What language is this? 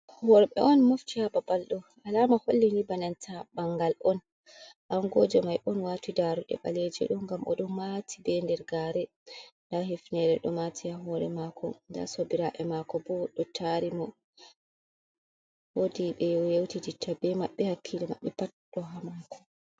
Fula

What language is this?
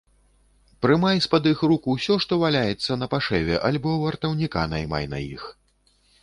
Belarusian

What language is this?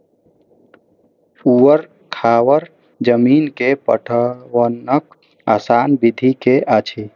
Maithili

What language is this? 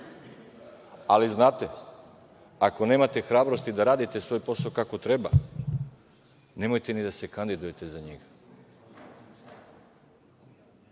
Serbian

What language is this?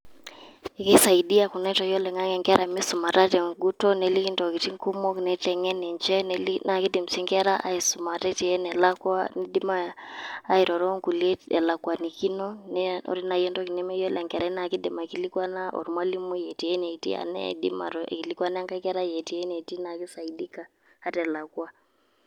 Masai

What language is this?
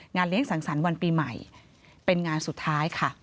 Thai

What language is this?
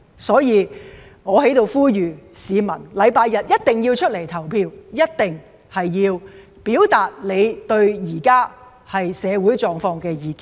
Cantonese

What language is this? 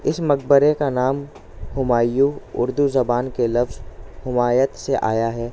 Urdu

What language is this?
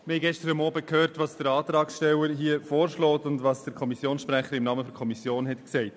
Swiss German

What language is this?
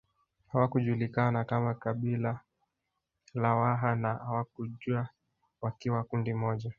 Swahili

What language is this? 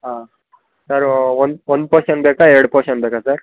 Kannada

